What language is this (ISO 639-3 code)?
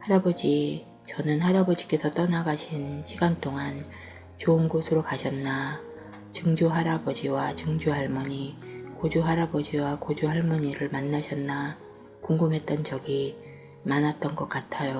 kor